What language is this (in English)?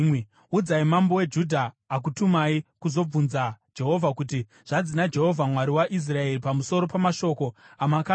Shona